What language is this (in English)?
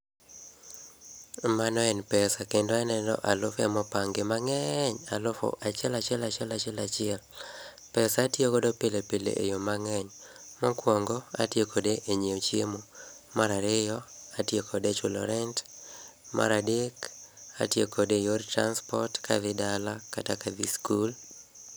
Luo (Kenya and Tanzania)